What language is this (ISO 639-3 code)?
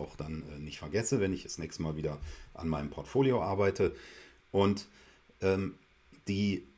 deu